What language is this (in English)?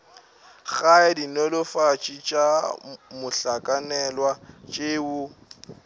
Northern Sotho